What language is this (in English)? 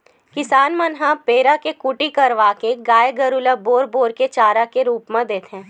Chhattisgarhi